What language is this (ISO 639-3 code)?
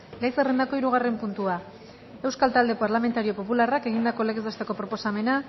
eus